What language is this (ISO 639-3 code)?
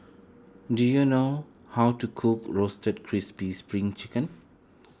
eng